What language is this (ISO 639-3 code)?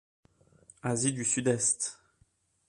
fra